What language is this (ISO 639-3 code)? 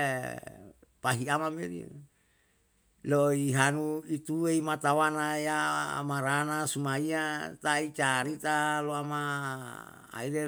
jal